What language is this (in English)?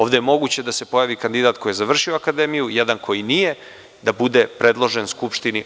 Serbian